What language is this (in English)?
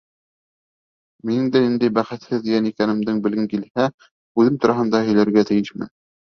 Bashkir